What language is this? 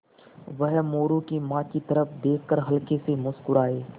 Hindi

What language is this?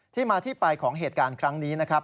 Thai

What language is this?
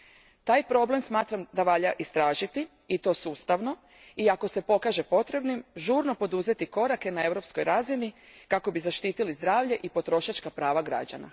Croatian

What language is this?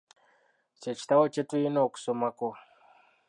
Ganda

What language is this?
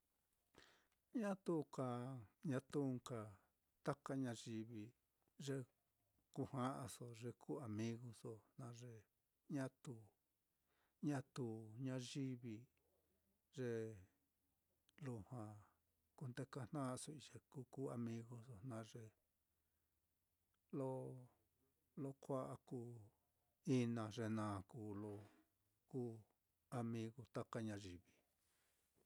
Mitlatongo Mixtec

